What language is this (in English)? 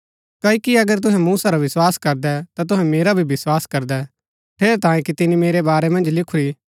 Gaddi